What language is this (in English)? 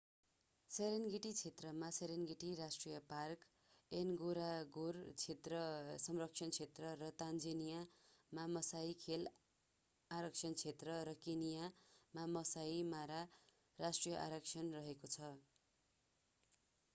Nepali